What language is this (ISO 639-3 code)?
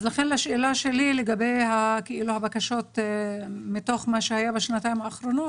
heb